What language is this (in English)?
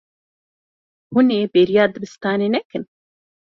Kurdish